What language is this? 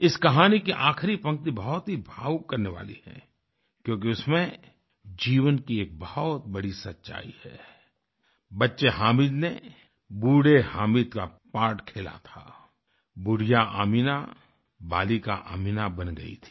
Hindi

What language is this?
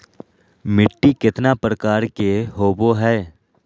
Magahi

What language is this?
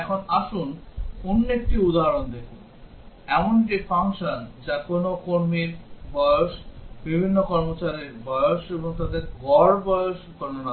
Bangla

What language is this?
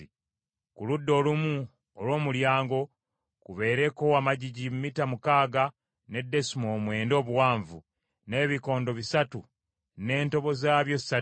Ganda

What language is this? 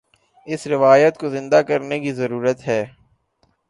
Urdu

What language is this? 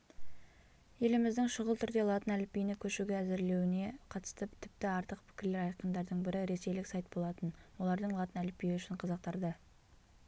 Kazakh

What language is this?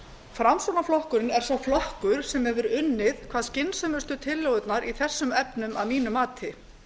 Icelandic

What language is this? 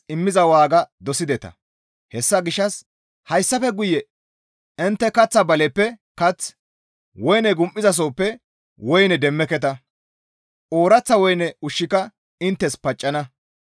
Gamo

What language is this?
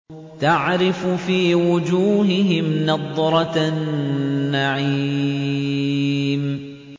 Arabic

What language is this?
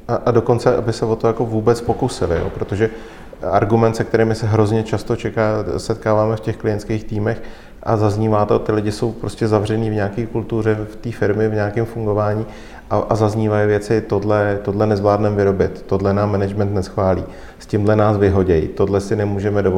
Czech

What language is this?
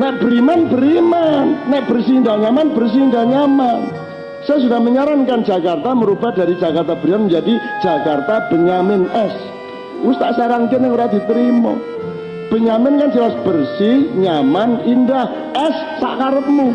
Indonesian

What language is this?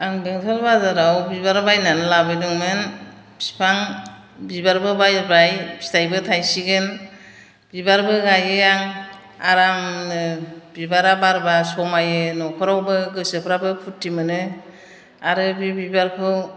Bodo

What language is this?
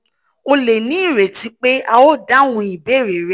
Yoruba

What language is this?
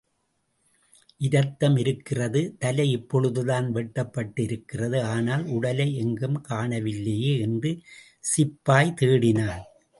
Tamil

